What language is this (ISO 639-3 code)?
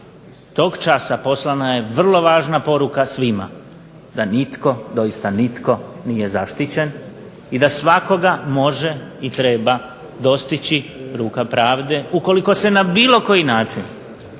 hrv